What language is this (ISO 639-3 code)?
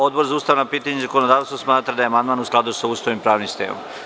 srp